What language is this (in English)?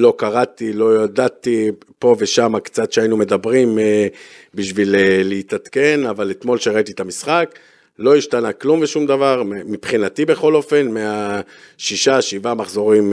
Hebrew